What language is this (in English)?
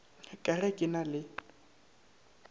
Northern Sotho